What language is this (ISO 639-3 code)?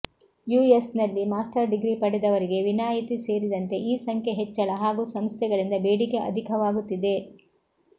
kan